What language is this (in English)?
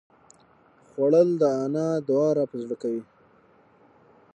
Pashto